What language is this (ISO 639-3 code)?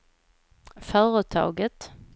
swe